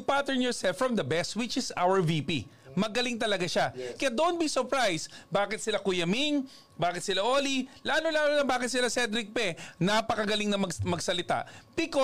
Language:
Filipino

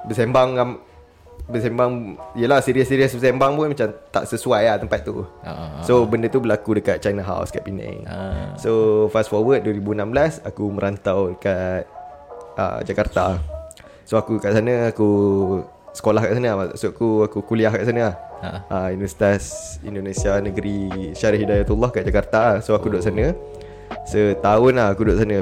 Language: Malay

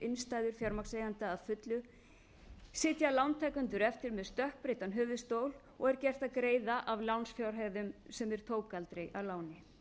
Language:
Icelandic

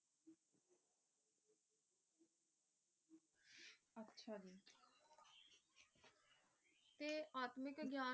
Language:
Punjabi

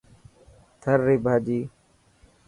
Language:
Dhatki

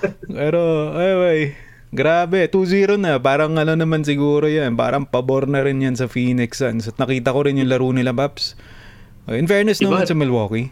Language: Filipino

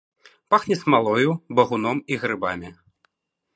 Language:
Belarusian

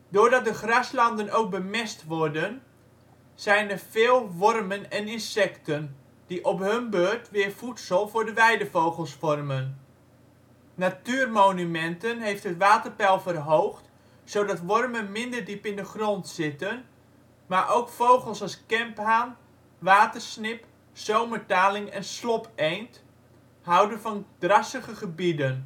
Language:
Dutch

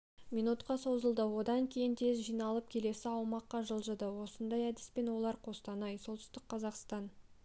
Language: Kazakh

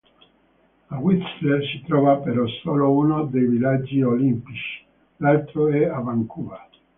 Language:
Italian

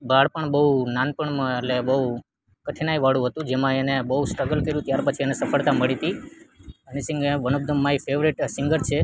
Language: Gujarati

